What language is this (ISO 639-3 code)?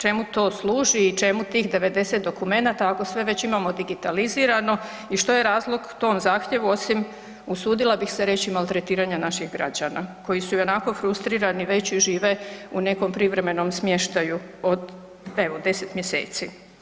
hrv